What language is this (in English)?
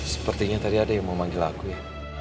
Indonesian